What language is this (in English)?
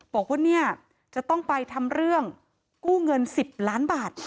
Thai